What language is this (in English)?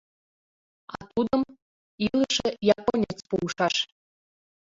Mari